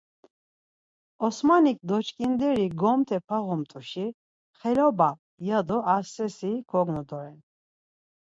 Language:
Laz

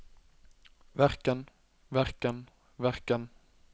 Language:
Norwegian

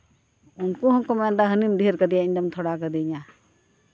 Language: Santali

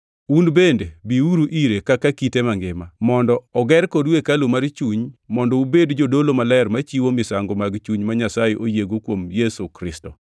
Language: Luo (Kenya and Tanzania)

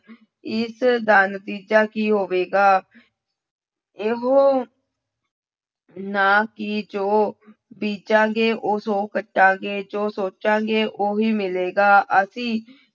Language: Punjabi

